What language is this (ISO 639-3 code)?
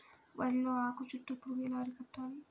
tel